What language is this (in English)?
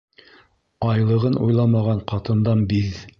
Bashkir